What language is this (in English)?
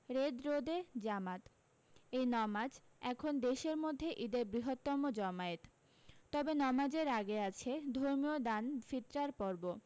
Bangla